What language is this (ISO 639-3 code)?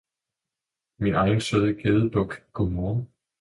dan